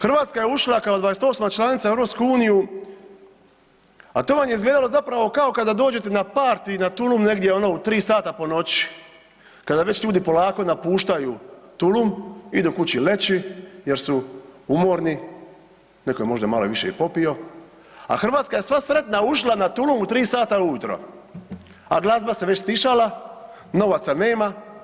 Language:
Croatian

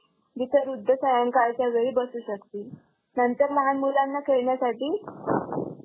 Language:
Marathi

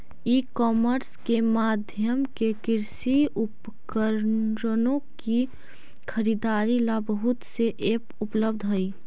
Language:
Magahi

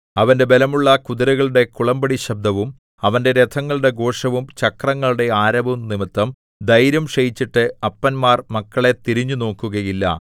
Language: Malayalam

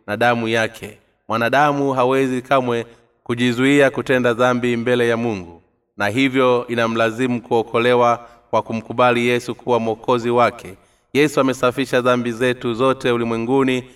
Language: Swahili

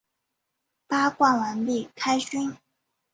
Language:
Chinese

